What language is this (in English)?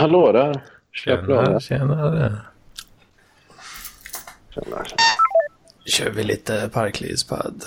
Swedish